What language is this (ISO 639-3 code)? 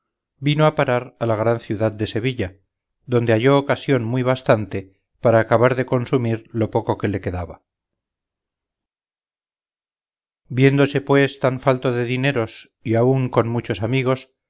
spa